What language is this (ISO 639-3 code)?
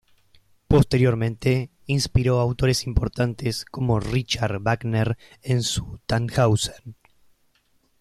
spa